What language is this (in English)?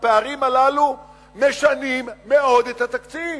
Hebrew